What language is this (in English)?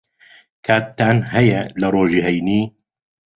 Central Kurdish